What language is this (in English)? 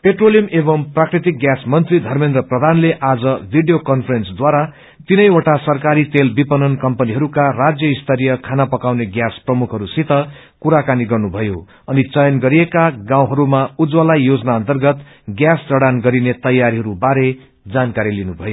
Nepali